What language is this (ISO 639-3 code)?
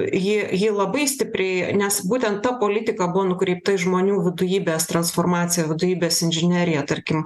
lit